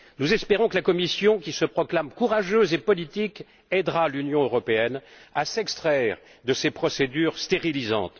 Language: French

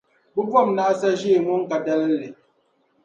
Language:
Dagbani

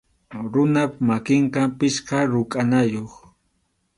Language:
Arequipa-La Unión Quechua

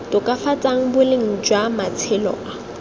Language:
Tswana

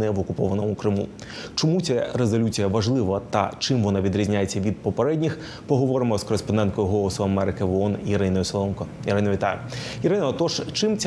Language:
Ukrainian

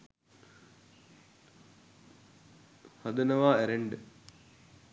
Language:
Sinhala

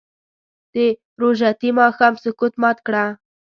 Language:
Pashto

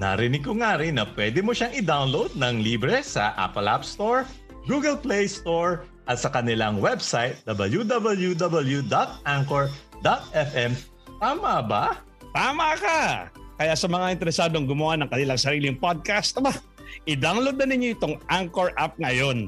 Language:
Filipino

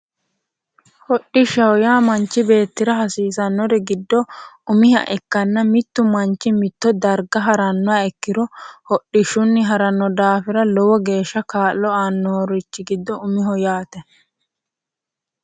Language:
Sidamo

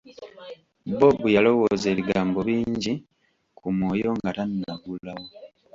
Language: Ganda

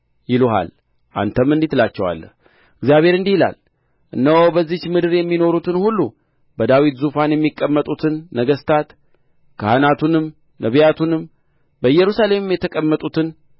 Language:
Amharic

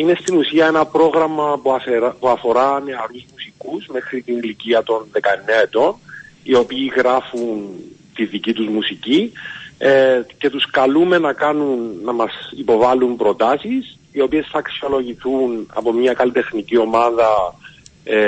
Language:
Greek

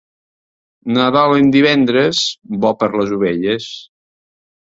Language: Catalan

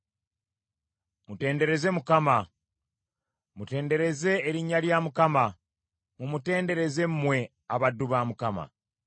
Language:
Ganda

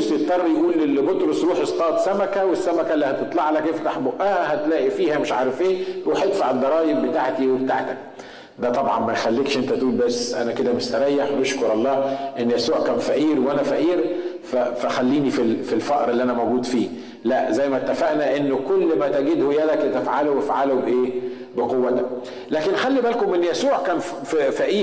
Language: Arabic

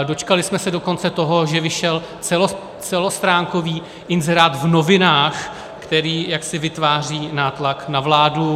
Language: Czech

